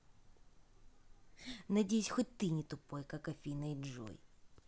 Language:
Russian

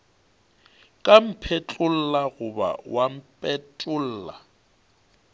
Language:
Northern Sotho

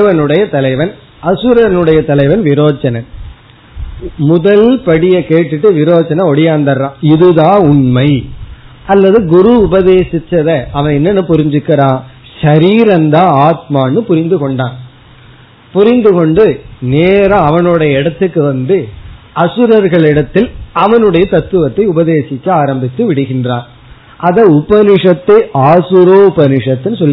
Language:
Tamil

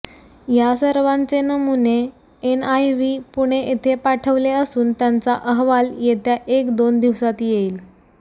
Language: Marathi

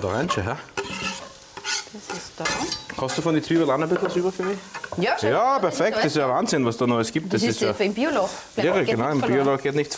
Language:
German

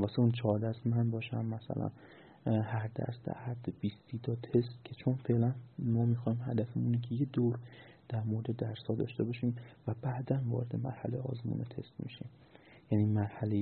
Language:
Persian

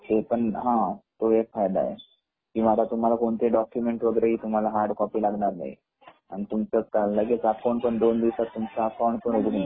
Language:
Marathi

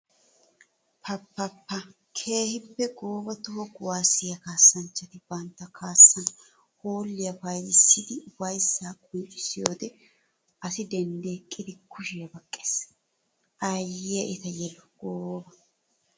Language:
Wolaytta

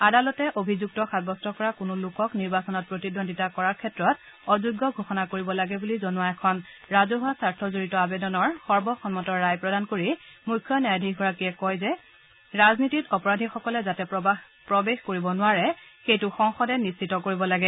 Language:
Assamese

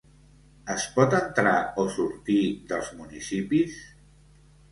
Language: Catalan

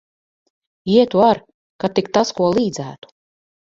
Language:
Latvian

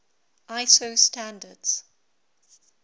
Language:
English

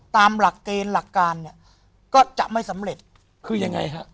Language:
Thai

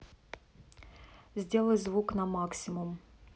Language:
Russian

